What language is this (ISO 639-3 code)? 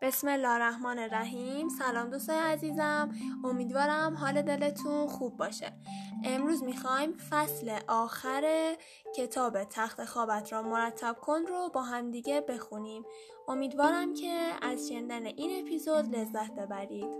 fas